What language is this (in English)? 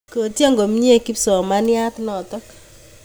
Kalenjin